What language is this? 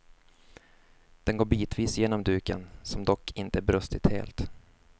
Swedish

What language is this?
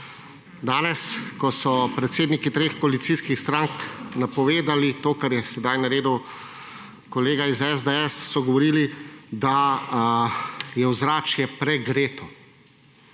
Slovenian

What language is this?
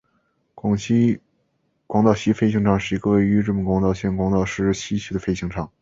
Chinese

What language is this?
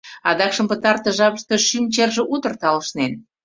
Mari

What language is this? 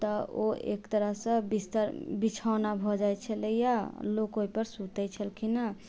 Maithili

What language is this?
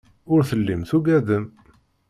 Kabyle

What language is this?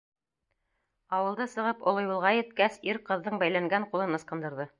Bashkir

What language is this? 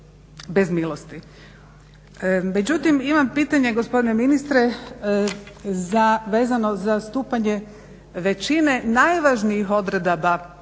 Croatian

